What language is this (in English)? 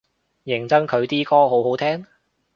Cantonese